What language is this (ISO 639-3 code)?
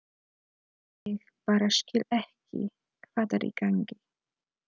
isl